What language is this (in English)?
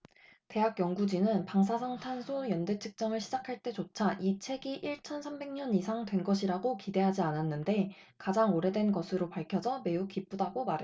Korean